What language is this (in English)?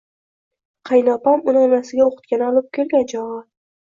Uzbek